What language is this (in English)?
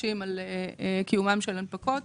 Hebrew